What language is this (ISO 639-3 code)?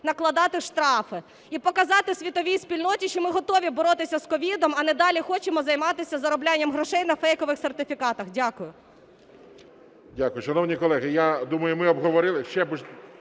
ukr